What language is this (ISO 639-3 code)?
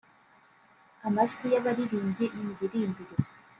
kin